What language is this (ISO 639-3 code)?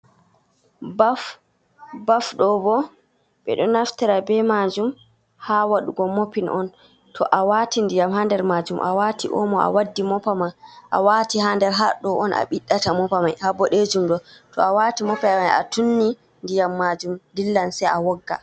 ful